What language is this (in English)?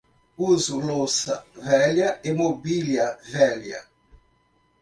Portuguese